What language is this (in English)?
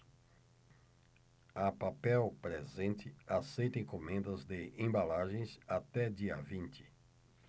Portuguese